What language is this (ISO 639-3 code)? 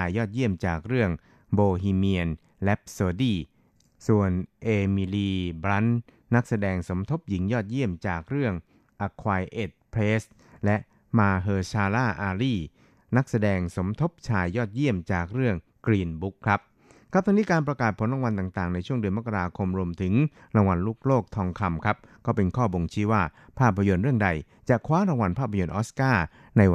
tha